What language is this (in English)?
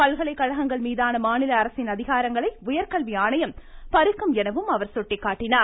Tamil